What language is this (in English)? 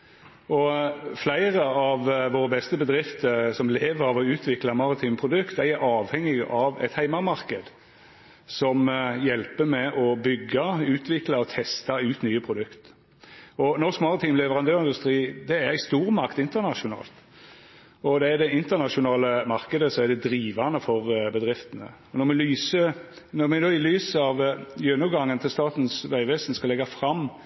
Norwegian Nynorsk